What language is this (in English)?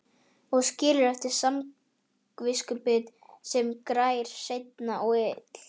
Icelandic